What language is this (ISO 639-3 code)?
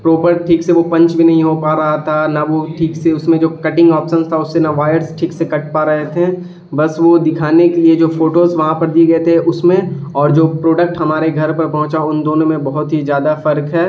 urd